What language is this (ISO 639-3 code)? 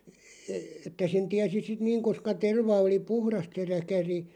fin